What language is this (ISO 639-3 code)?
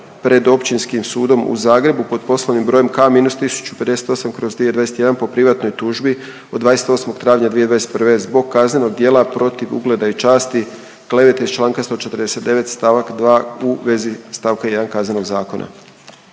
hrv